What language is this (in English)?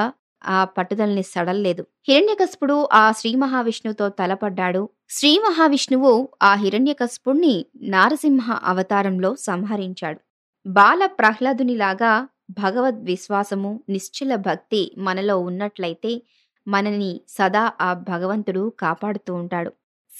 Telugu